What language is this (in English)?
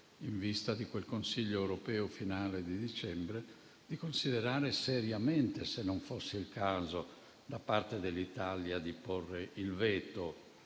Italian